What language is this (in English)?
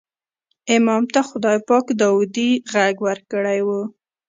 Pashto